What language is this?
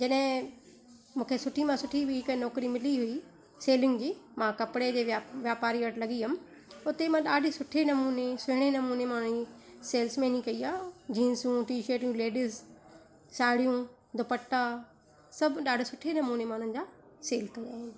Sindhi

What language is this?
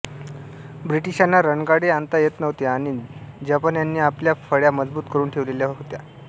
Marathi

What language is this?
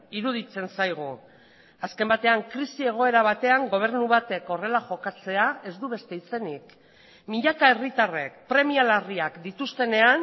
Basque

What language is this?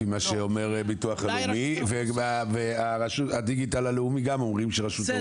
Hebrew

